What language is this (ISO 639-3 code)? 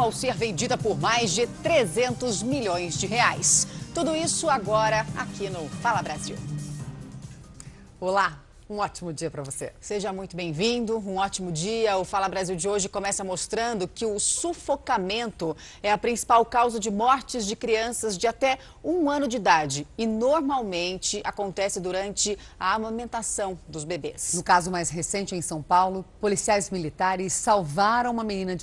por